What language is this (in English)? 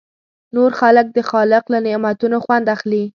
Pashto